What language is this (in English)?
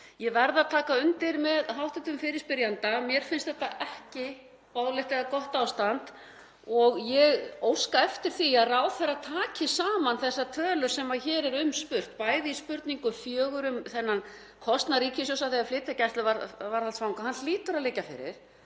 Icelandic